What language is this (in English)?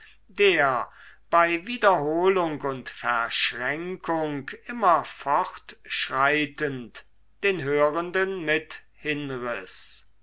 German